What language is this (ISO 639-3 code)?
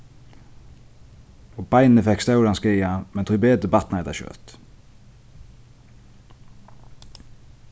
fao